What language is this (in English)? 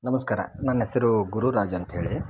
Kannada